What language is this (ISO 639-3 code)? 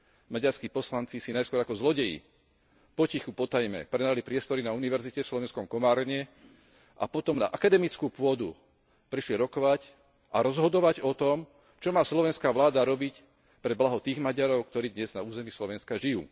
slk